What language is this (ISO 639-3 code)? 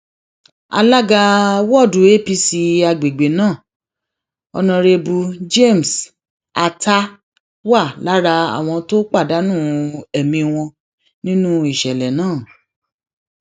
yor